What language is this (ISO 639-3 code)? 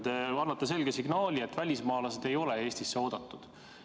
est